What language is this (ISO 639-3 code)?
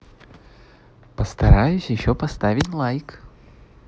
rus